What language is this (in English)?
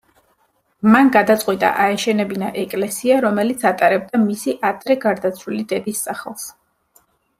Georgian